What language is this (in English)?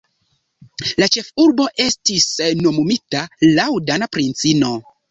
Esperanto